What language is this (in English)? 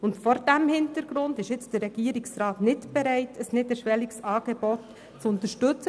Swiss German